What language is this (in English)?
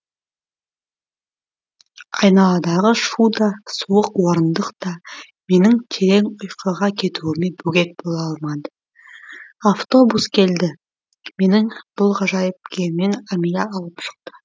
Kazakh